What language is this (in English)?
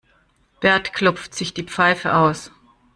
German